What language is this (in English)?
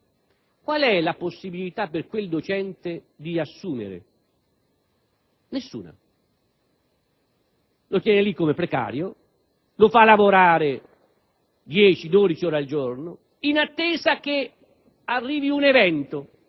Italian